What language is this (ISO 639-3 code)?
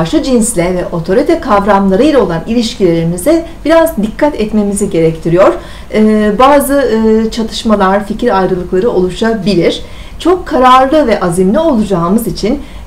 tur